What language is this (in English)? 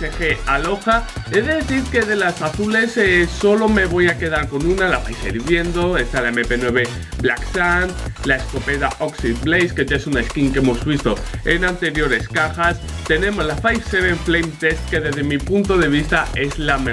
Spanish